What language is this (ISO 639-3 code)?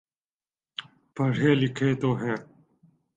urd